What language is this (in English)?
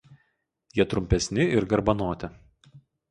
Lithuanian